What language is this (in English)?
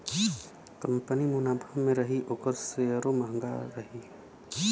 Bhojpuri